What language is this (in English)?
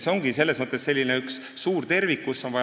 Estonian